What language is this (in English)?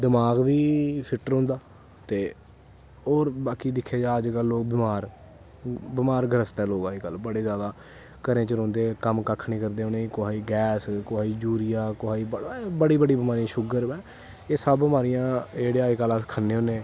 Dogri